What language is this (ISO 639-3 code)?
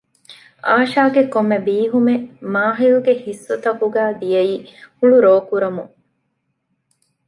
div